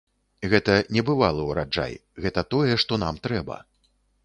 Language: Belarusian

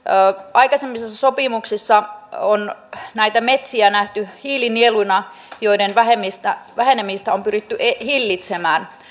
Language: Finnish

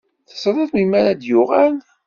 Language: Kabyle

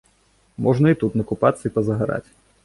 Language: Belarusian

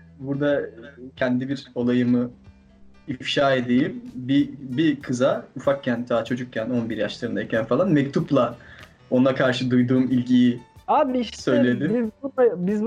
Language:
Turkish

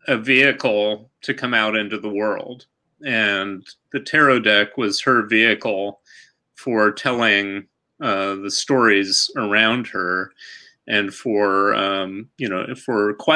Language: English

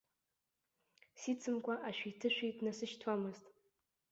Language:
Abkhazian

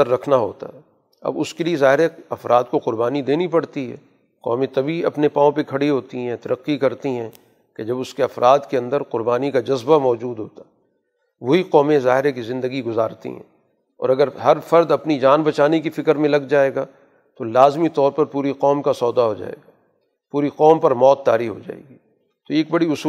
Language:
Urdu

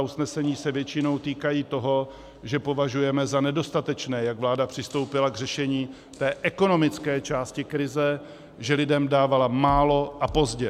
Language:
Czech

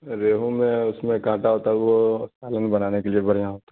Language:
Urdu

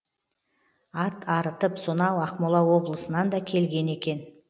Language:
Kazakh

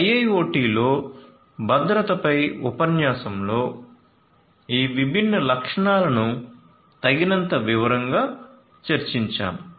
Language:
Telugu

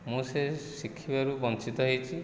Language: Odia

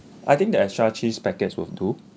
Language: English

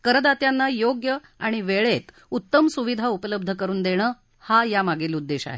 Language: Marathi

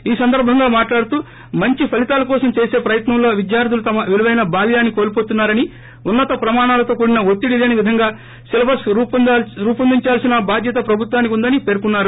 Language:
Telugu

